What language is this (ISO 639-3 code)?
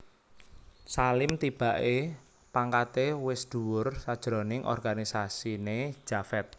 jav